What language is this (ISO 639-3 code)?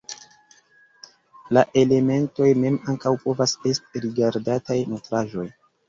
epo